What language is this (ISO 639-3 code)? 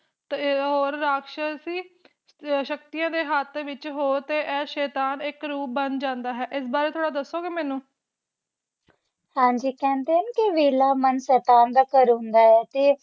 pan